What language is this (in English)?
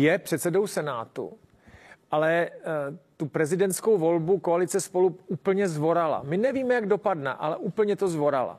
Czech